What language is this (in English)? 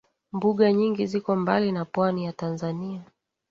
Swahili